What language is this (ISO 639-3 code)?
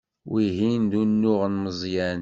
kab